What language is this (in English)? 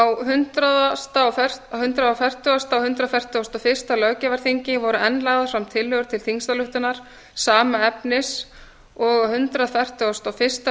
Icelandic